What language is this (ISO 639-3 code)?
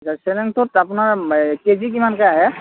asm